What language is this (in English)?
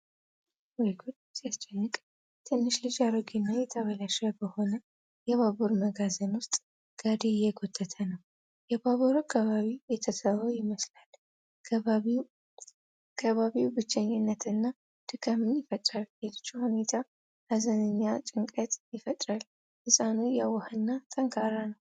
Amharic